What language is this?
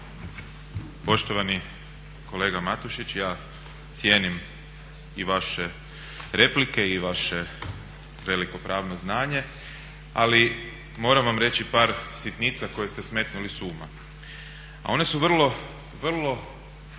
Croatian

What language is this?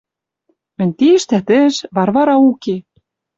Western Mari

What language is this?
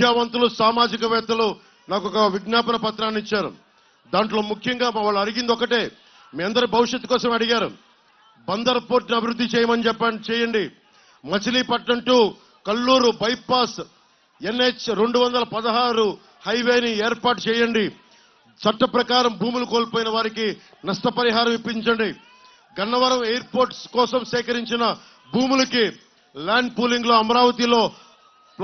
Telugu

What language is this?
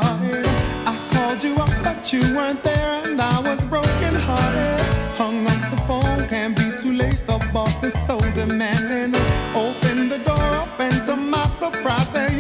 Slovak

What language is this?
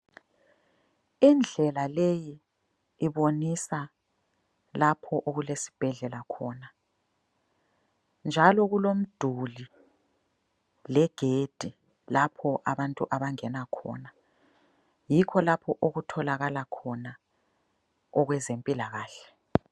North Ndebele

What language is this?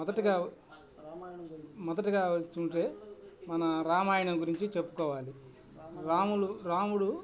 Telugu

